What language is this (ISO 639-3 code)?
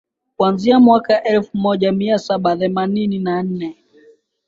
swa